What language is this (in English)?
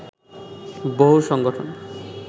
Bangla